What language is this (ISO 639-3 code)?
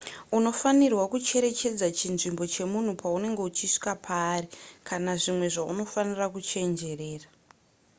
sna